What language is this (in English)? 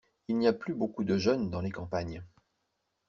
French